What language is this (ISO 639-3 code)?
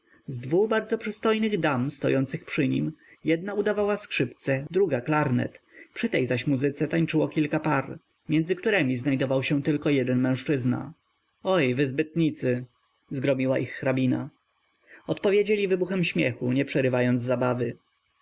pol